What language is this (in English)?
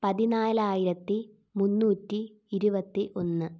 Malayalam